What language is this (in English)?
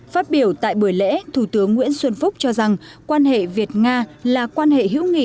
Vietnamese